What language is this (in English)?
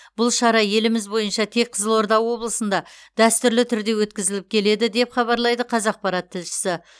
Kazakh